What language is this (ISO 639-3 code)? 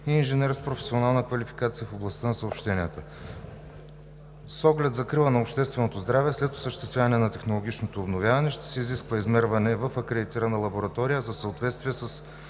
bul